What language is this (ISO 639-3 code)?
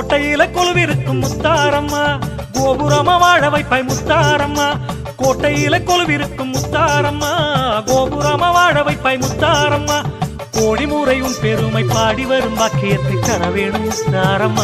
ara